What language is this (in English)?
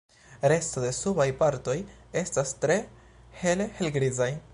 Esperanto